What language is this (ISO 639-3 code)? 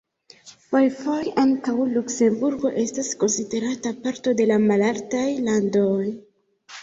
epo